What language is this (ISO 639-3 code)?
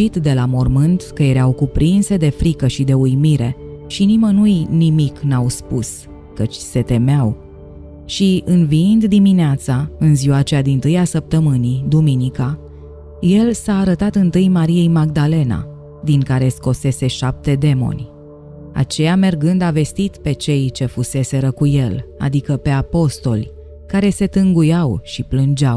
ron